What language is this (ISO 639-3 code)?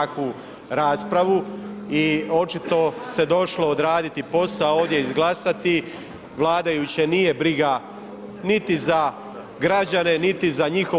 hrv